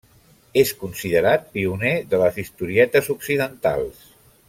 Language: Catalan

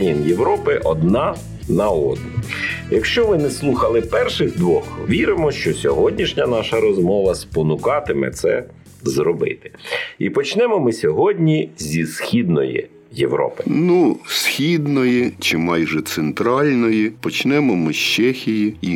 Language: Ukrainian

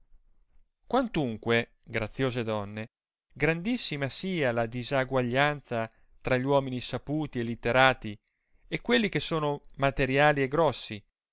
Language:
Italian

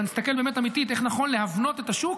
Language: Hebrew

